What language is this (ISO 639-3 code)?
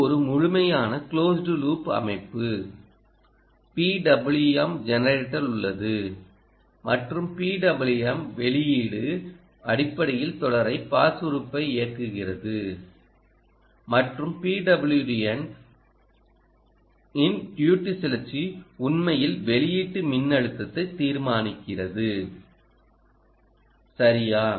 tam